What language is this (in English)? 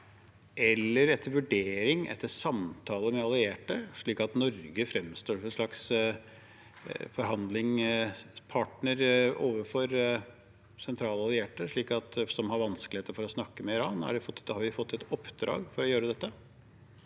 Norwegian